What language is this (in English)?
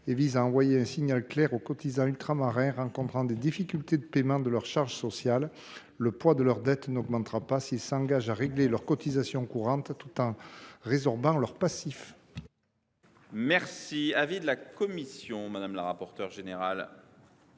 French